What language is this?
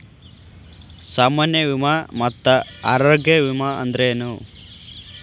Kannada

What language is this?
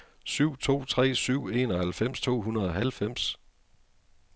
Danish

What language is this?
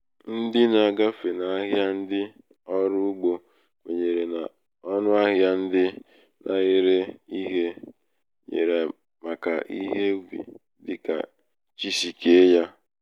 Igbo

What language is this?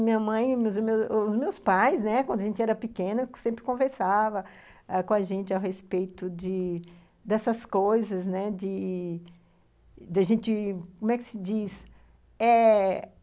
Portuguese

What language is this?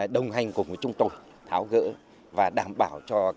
Vietnamese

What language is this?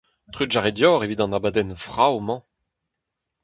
Breton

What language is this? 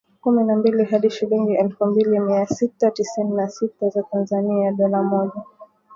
Swahili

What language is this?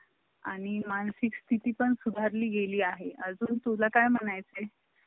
Marathi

